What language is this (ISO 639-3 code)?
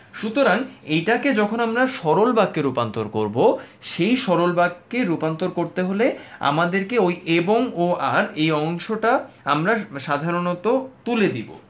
ben